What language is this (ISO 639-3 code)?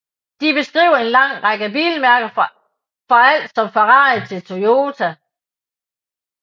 dan